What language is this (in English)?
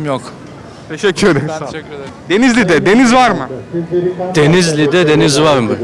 Turkish